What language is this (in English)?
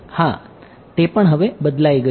Gujarati